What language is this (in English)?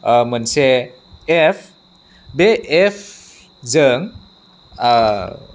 Bodo